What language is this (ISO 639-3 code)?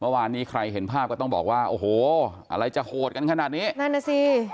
tha